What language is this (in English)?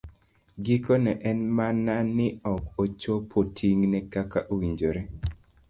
Luo (Kenya and Tanzania)